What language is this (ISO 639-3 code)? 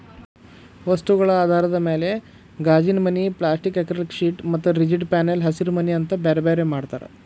kan